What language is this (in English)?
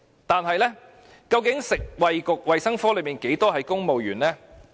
Cantonese